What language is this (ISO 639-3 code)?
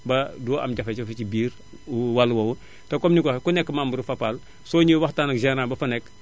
wol